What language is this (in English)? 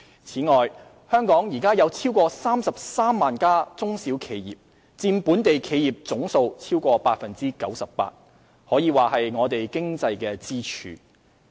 Cantonese